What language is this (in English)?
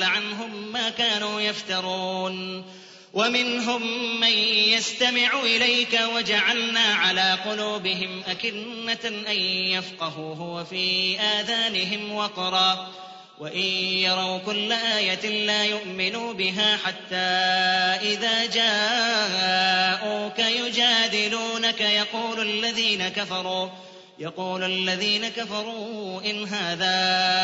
Arabic